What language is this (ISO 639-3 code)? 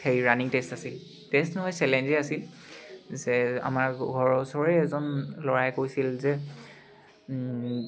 asm